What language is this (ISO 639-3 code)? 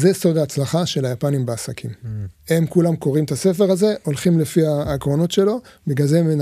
heb